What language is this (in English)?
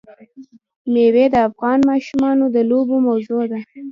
Pashto